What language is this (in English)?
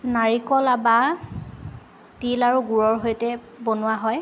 Assamese